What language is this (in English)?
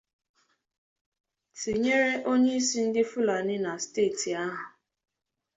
Igbo